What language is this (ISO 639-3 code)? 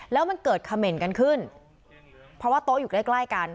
tha